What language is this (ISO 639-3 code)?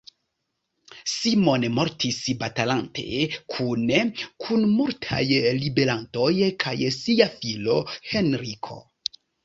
epo